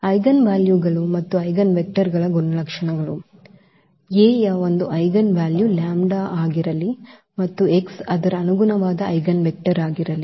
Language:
Kannada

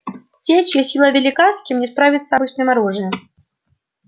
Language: Russian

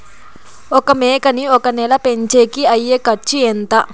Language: Telugu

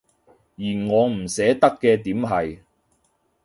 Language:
Cantonese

